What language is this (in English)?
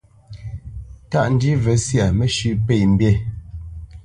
Bamenyam